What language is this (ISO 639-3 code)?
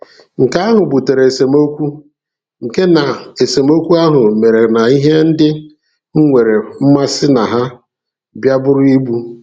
ibo